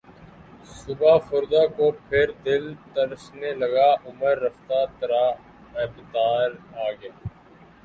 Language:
Urdu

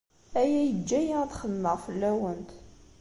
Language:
Kabyle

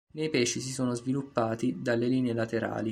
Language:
Italian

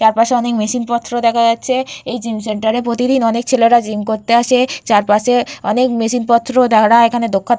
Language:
Bangla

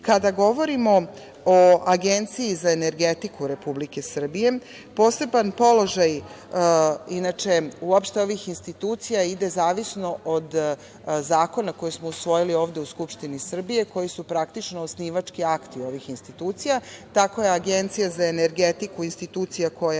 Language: Serbian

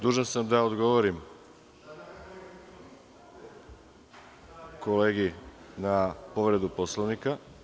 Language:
Serbian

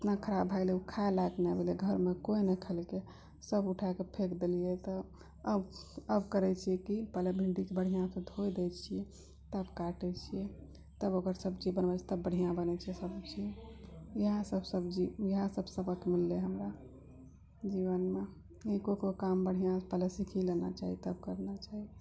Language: Maithili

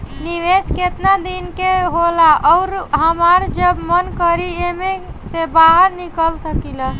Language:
Bhojpuri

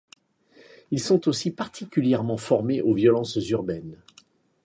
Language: French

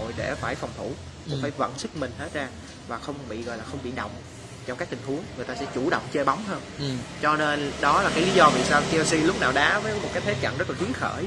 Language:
Vietnamese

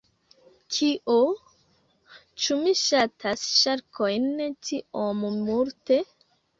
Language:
Esperanto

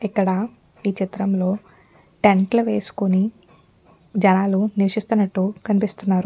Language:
Telugu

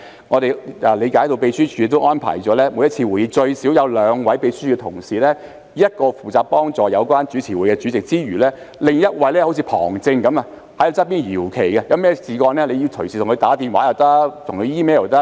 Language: Cantonese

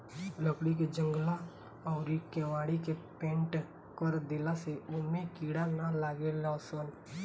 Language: Bhojpuri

